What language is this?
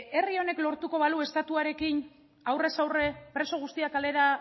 Basque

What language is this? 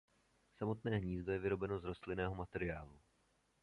Czech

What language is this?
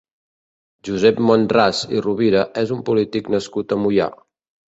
Catalan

